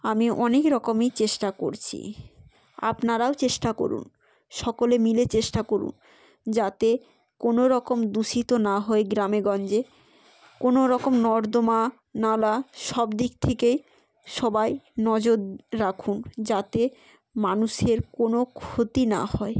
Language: Bangla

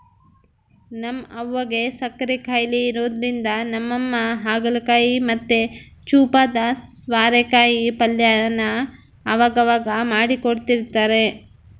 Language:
Kannada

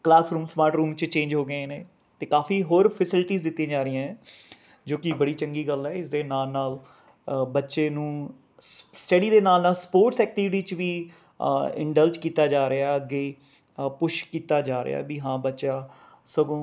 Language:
Punjabi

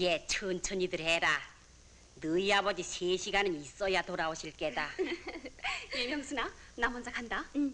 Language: Korean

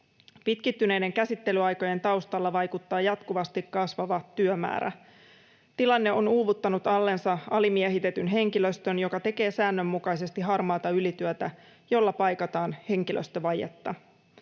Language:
Finnish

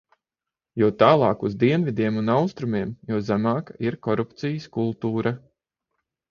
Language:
Latvian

